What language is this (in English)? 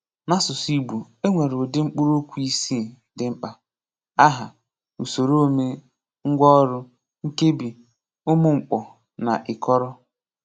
Igbo